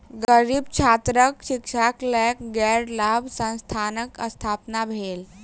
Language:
Maithili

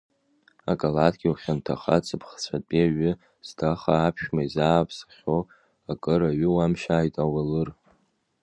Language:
Abkhazian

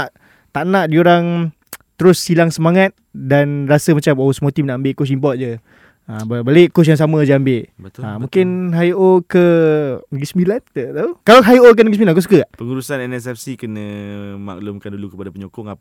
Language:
Malay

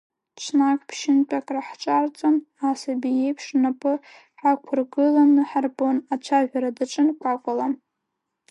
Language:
Abkhazian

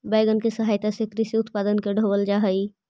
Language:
Magahi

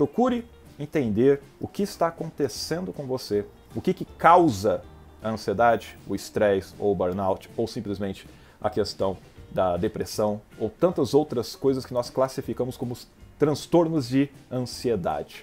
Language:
Portuguese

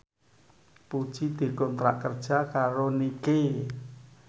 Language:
Javanese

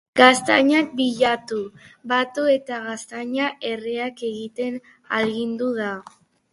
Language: Basque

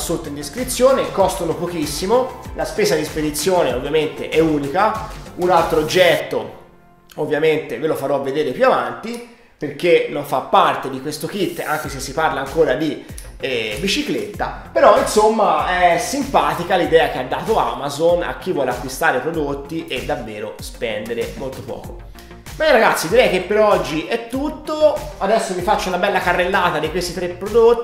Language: Italian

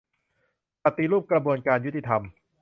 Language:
Thai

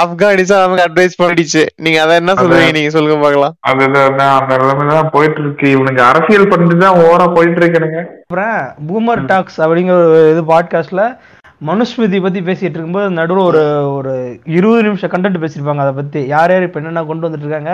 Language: Tamil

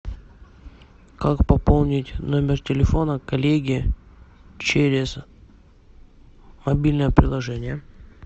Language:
Russian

